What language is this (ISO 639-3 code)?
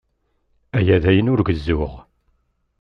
kab